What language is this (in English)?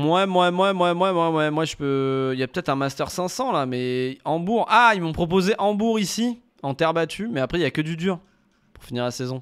French